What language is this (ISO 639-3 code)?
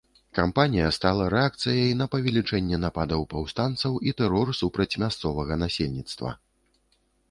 bel